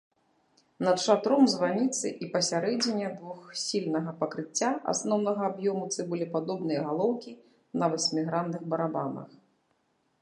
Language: Belarusian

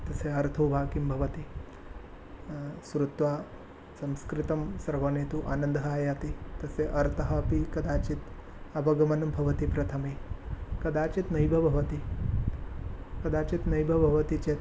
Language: Sanskrit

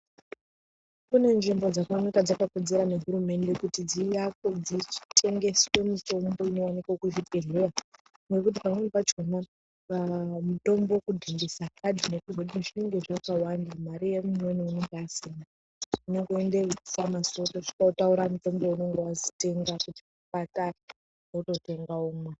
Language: Ndau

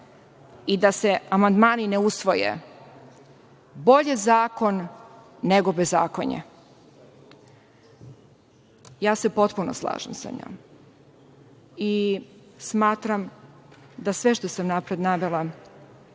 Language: Serbian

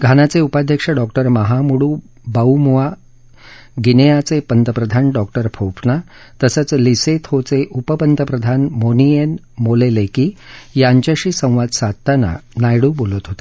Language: Marathi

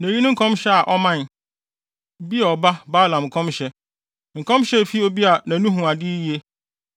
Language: Akan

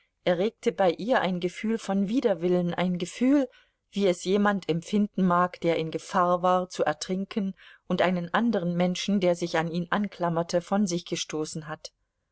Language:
German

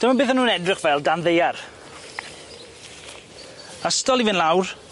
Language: Welsh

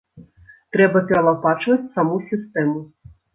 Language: Belarusian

